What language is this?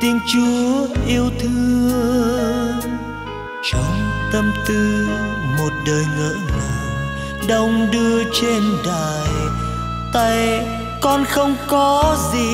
Vietnamese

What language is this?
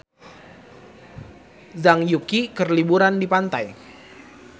Sundanese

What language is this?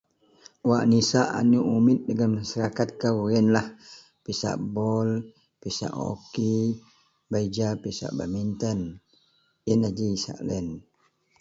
Central Melanau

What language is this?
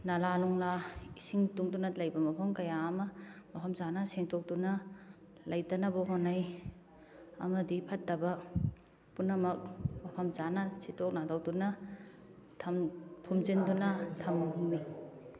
Manipuri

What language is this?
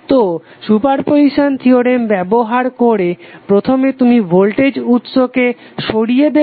Bangla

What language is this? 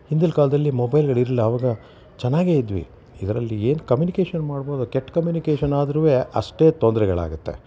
Kannada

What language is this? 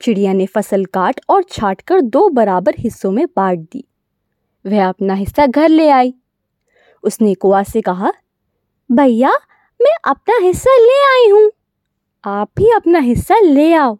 Hindi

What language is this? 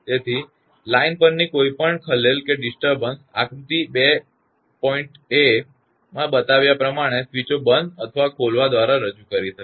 Gujarati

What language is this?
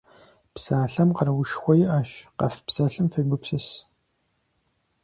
Kabardian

